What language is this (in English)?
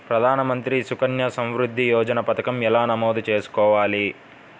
Telugu